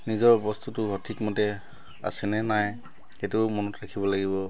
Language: Assamese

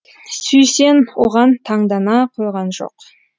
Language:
Kazakh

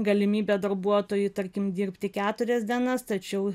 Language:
Lithuanian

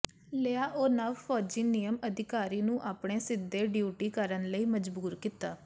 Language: Punjabi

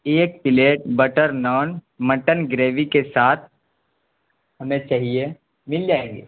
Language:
Urdu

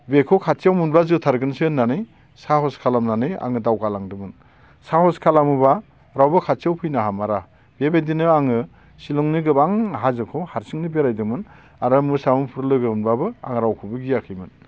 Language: Bodo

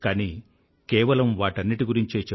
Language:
Telugu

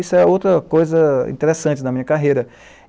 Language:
Portuguese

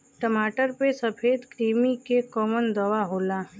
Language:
Bhojpuri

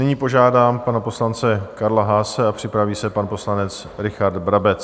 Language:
Czech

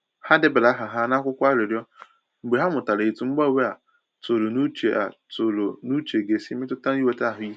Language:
Igbo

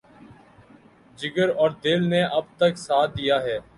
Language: Urdu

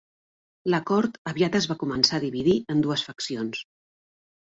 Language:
Catalan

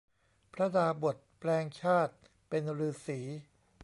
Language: Thai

